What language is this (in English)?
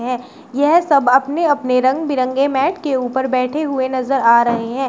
Hindi